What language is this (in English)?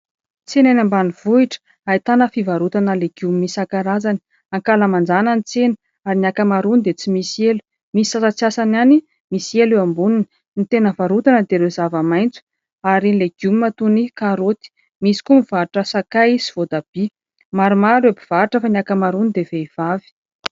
Malagasy